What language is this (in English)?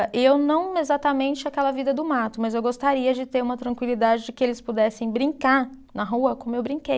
Portuguese